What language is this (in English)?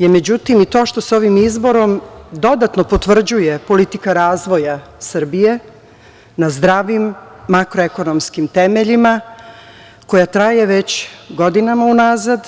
Serbian